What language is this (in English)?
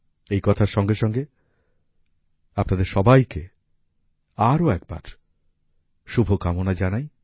Bangla